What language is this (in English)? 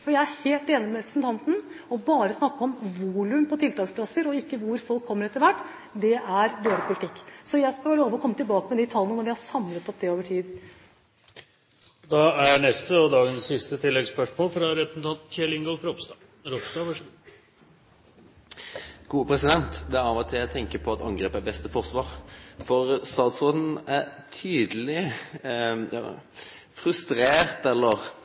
Norwegian